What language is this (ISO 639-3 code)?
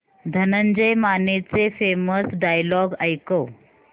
mar